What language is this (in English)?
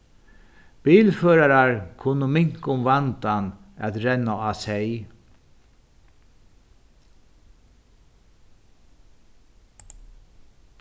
Faroese